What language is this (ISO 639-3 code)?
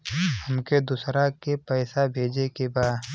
bho